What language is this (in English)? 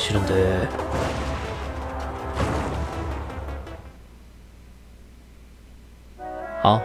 Korean